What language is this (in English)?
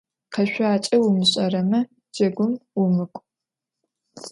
Adyghe